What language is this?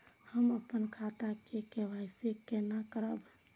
Maithili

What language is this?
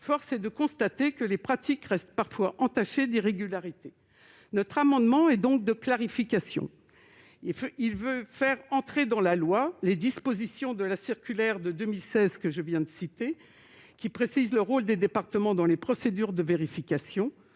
French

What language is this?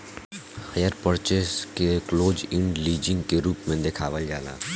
Bhojpuri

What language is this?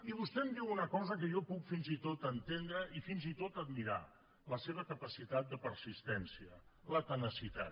Catalan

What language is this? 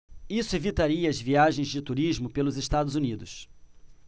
Portuguese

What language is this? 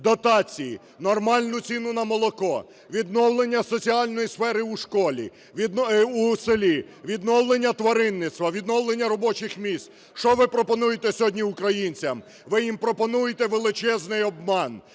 Ukrainian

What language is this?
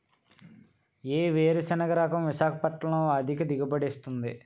Telugu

